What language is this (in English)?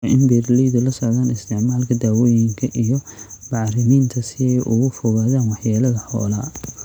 Somali